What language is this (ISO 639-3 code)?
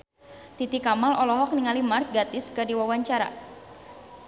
sun